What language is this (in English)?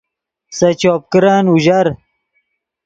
Yidgha